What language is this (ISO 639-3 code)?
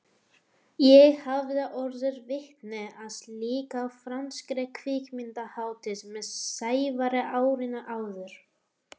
isl